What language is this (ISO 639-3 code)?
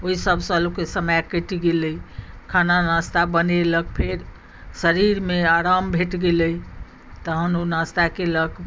mai